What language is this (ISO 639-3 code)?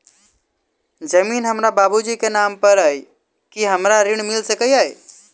mai